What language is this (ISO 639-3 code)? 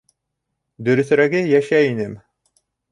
bak